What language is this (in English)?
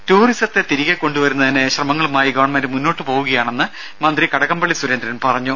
Malayalam